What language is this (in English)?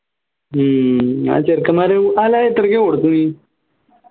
Malayalam